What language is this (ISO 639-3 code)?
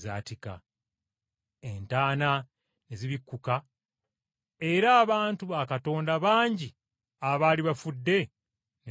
lug